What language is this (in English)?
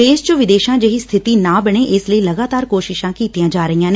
Punjabi